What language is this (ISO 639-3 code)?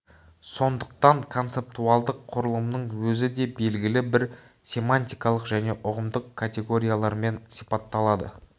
kaz